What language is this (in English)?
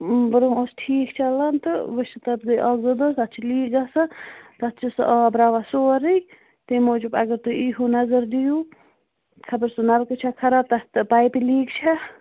Kashmiri